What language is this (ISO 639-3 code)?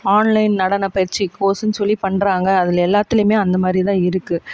tam